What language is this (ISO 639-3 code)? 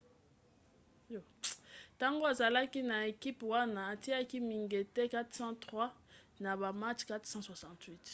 lin